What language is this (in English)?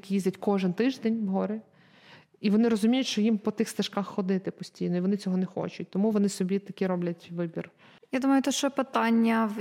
Ukrainian